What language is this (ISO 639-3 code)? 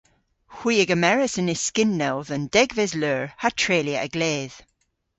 cor